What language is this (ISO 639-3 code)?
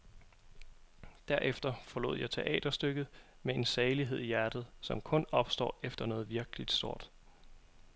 dan